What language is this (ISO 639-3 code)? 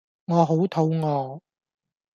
yue